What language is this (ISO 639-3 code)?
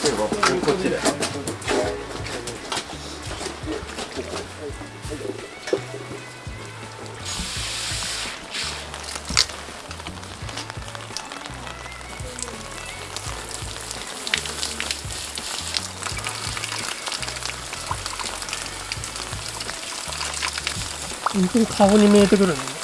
jpn